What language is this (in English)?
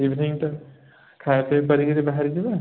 Odia